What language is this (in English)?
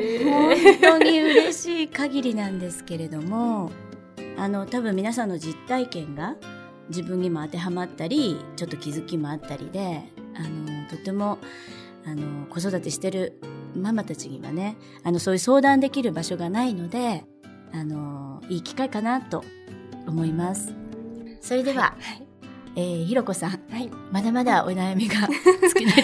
Japanese